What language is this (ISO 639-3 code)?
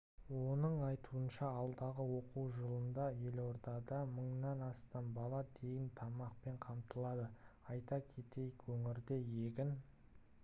kaz